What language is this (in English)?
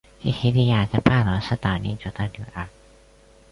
Chinese